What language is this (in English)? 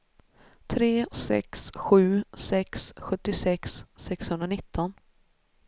Swedish